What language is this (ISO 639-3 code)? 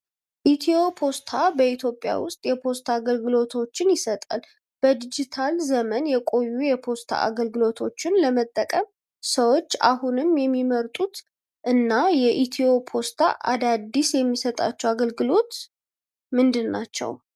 amh